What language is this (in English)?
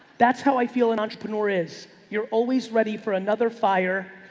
English